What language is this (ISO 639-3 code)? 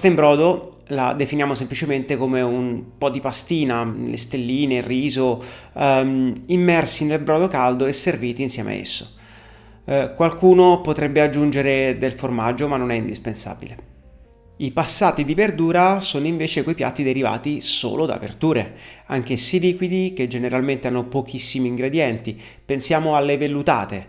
ita